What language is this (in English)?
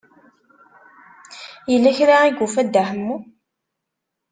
Kabyle